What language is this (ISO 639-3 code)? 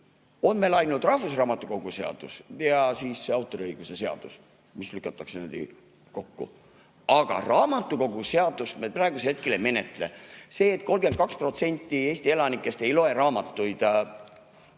est